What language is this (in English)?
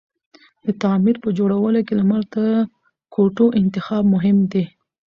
Pashto